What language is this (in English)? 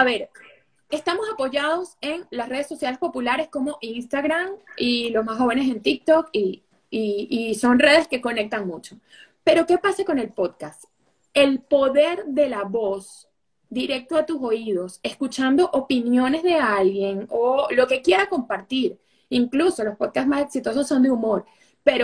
Spanish